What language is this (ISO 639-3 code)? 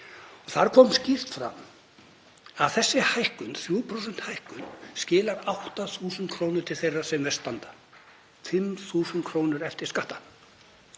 isl